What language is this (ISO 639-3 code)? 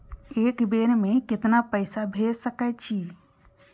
mai